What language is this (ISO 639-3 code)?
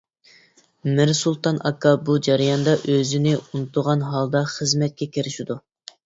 uig